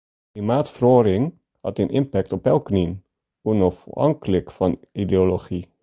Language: Western Frisian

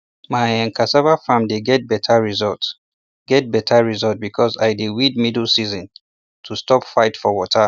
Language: Nigerian Pidgin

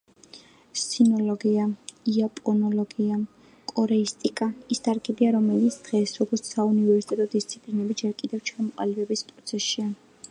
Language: Georgian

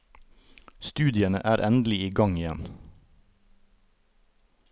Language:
Norwegian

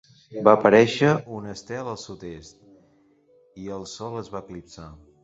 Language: Catalan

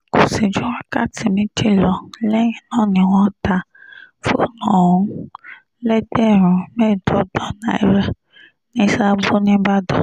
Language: Yoruba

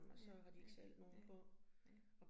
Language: Danish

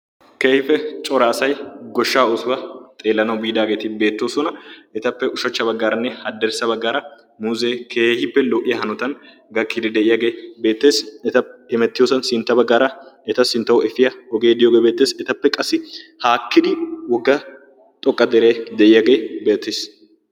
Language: Wolaytta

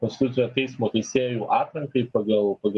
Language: Lithuanian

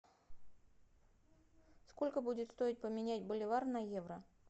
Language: Russian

